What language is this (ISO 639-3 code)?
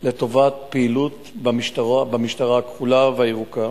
heb